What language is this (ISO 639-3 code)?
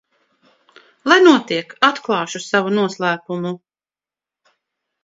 lav